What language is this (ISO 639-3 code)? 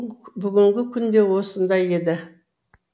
kaz